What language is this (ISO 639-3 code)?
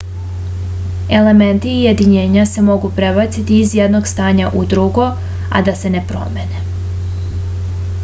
srp